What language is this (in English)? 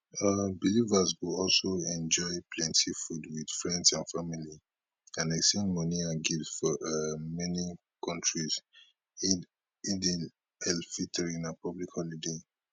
Nigerian Pidgin